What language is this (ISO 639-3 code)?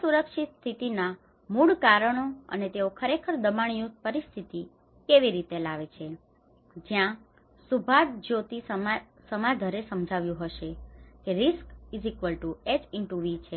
guj